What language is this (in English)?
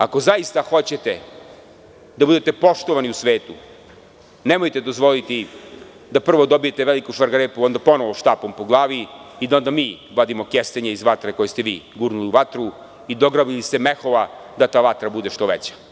Serbian